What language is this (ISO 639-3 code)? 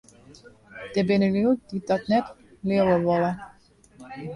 fry